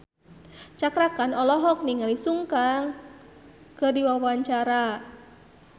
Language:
Sundanese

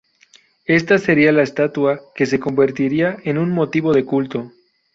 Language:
Spanish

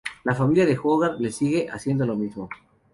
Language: Spanish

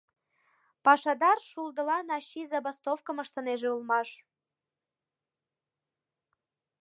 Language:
Mari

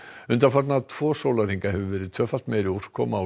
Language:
Icelandic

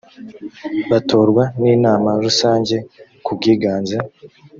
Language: Kinyarwanda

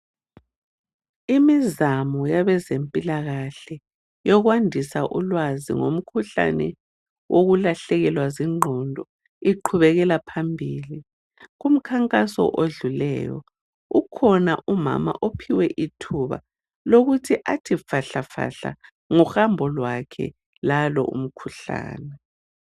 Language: North Ndebele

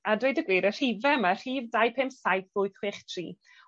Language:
Welsh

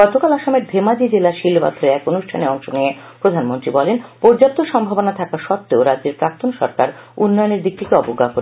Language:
Bangla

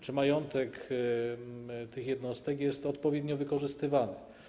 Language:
Polish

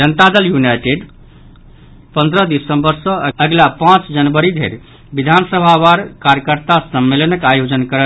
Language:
Maithili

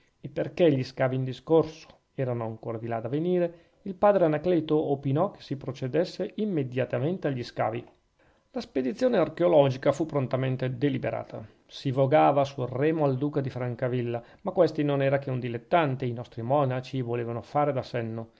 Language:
Italian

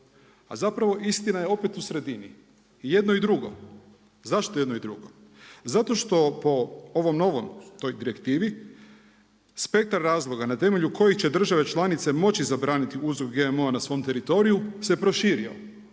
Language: Croatian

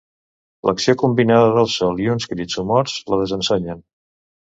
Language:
Catalan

